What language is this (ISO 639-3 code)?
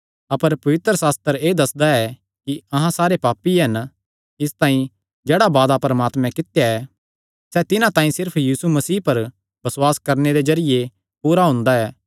xnr